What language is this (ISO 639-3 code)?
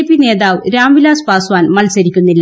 mal